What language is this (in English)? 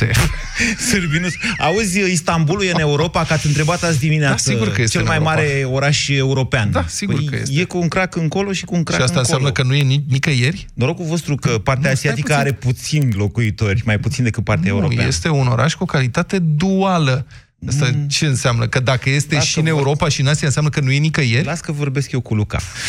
Romanian